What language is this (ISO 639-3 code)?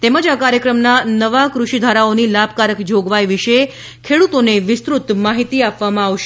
guj